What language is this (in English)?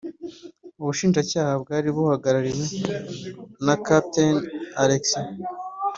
Kinyarwanda